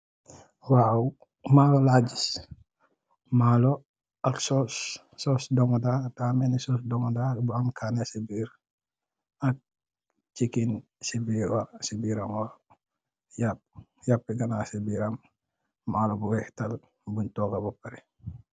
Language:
Wolof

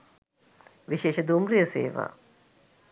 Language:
Sinhala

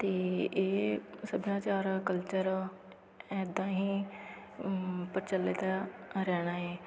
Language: Punjabi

